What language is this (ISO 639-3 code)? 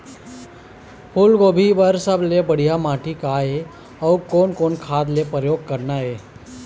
hne